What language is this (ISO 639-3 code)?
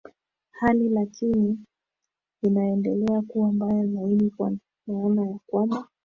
swa